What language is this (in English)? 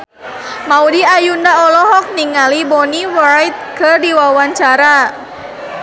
Sundanese